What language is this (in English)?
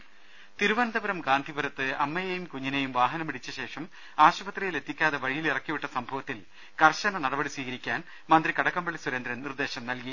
Malayalam